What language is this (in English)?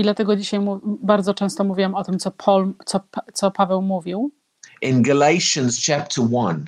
Polish